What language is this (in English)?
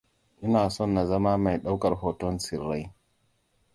Hausa